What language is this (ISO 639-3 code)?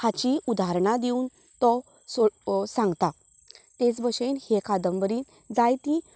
kok